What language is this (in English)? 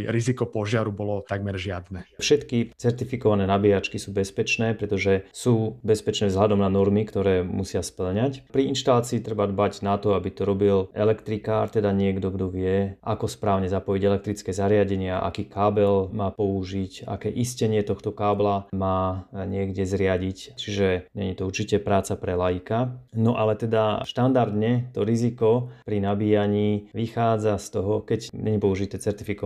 Slovak